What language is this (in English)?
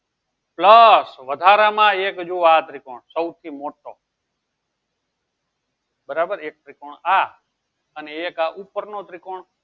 Gujarati